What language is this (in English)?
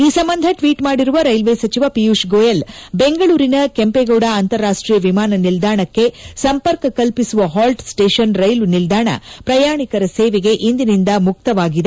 Kannada